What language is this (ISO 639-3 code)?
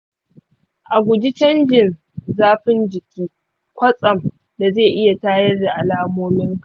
hau